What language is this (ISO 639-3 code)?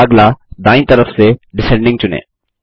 hin